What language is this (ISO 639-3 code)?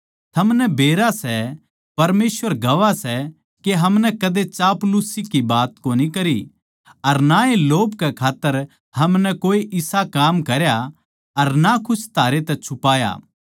bgc